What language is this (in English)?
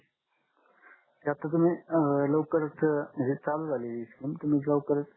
Marathi